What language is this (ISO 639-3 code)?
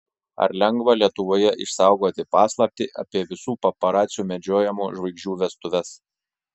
lit